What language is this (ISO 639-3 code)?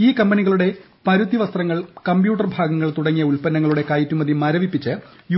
mal